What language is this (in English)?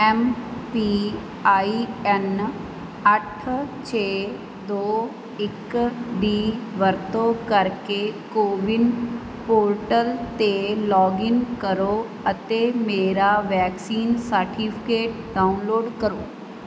Punjabi